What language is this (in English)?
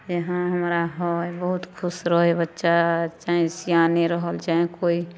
Maithili